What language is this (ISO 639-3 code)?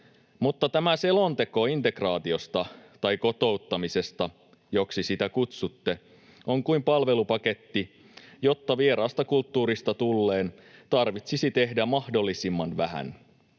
fin